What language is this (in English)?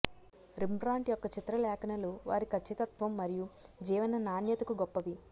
Telugu